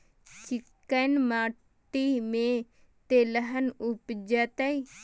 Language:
Maithili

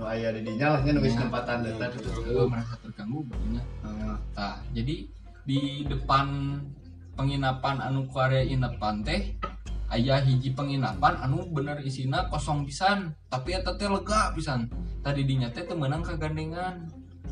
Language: Indonesian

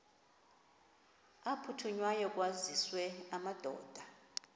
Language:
Xhosa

